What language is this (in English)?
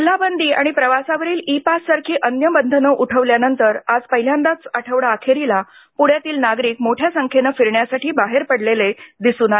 Marathi